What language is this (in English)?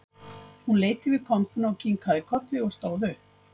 Icelandic